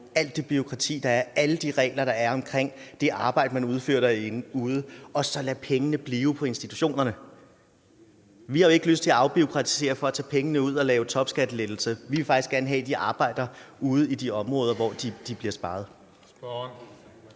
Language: Danish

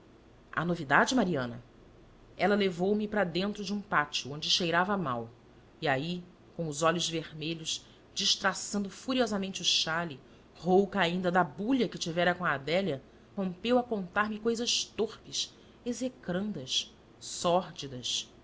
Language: Portuguese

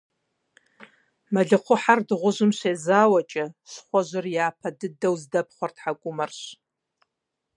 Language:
Kabardian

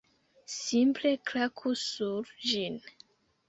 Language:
Esperanto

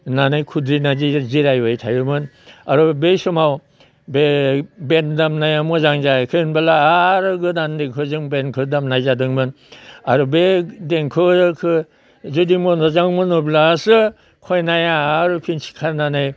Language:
Bodo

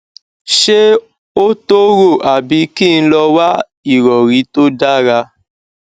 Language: Yoruba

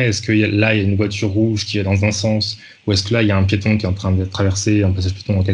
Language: French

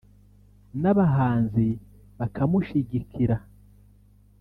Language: Kinyarwanda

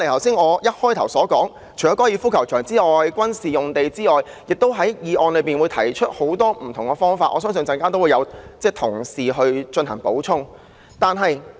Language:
Cantonese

